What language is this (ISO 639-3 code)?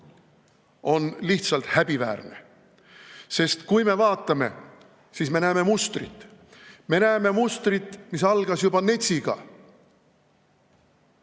est